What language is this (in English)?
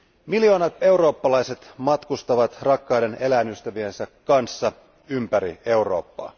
Finnish